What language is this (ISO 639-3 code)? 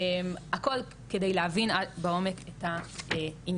heb